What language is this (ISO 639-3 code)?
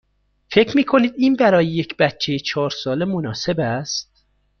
fas